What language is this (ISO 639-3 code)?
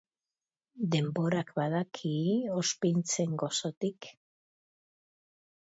eus